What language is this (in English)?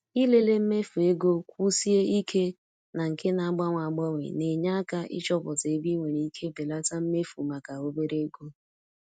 Igbo